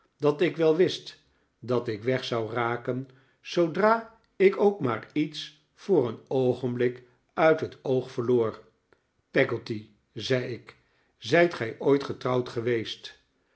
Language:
Dutch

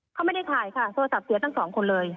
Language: Thai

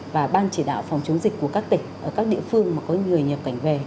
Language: Vietnamese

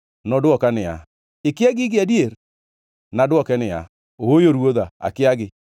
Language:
Luo (Kenya and Tanzania)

